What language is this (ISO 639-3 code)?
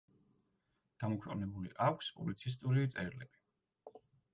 kat